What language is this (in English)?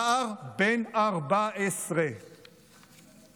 Hebrew